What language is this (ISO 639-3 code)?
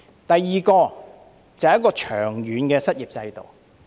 yue